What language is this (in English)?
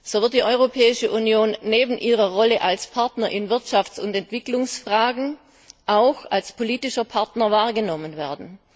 German